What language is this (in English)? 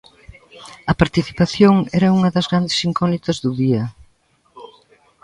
Galician